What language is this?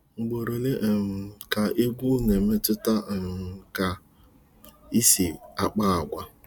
Igbo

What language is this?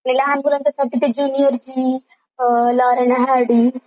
Marathi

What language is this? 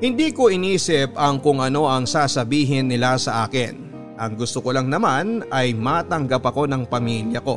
Filipino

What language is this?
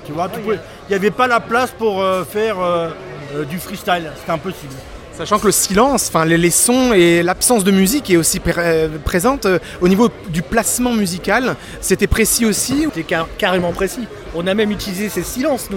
French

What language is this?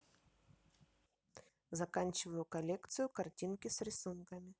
Russian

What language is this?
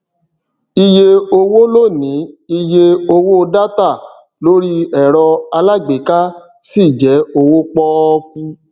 Yoruba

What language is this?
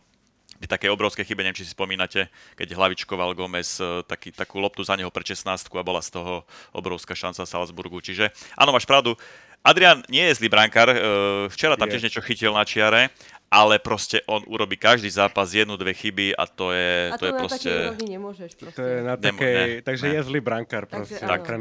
Slovak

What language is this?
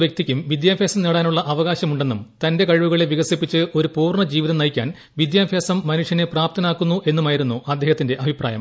Malayalam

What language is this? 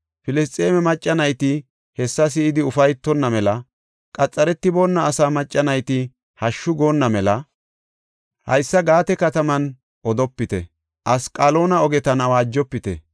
Gofa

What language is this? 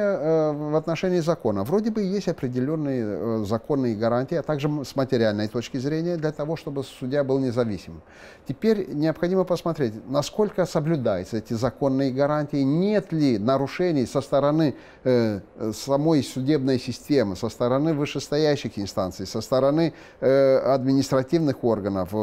Russian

